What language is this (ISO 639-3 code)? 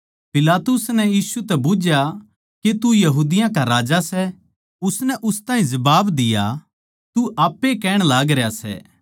bgc